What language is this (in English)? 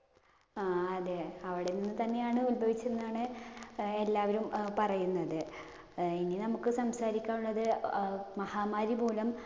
Malayalam